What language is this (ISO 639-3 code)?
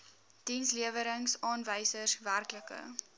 afr